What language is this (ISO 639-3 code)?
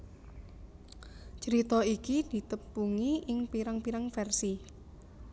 jav